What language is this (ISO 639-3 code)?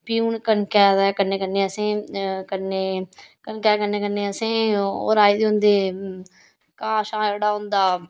doi